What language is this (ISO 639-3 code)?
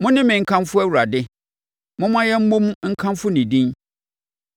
aka